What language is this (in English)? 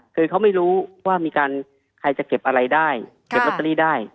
Thai